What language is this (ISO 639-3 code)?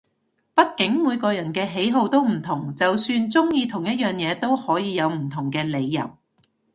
yue